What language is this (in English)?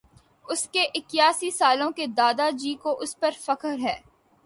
Urdu